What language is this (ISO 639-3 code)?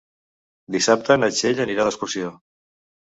cat